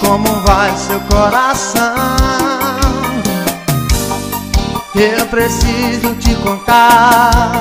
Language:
Portuguese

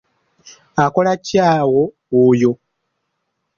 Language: Ganda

